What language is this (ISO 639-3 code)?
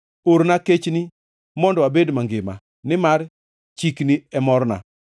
luo